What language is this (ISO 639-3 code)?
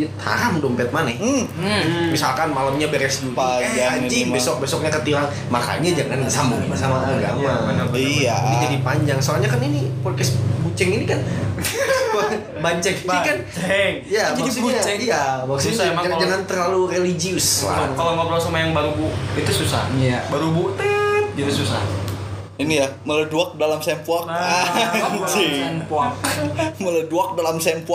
ind